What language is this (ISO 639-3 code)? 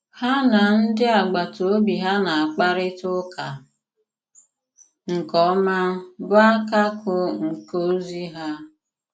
ibo